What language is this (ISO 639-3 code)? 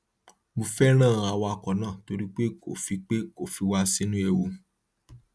yor